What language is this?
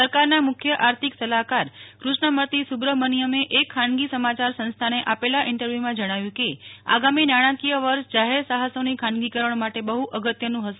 Gujarati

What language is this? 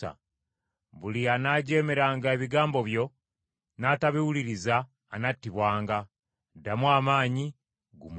Ganda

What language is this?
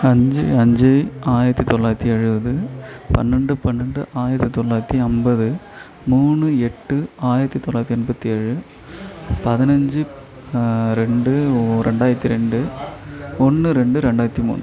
Tamil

